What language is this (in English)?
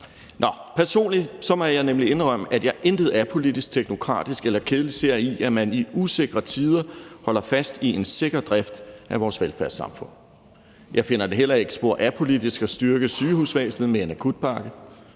Danish